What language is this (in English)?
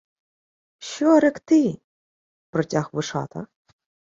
Ukrainian